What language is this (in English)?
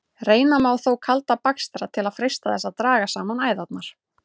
Icelandic